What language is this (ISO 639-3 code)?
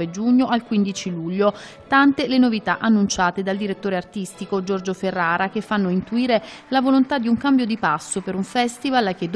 ita